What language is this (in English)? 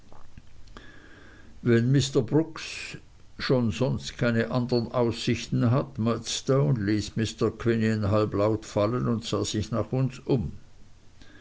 German